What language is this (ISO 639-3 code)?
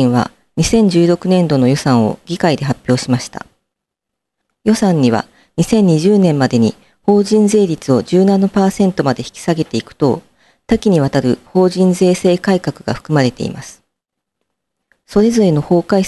jpn